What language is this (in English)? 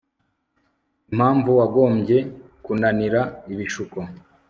Kinyarwanda